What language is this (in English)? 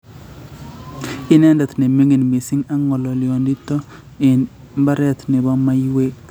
Kalenjin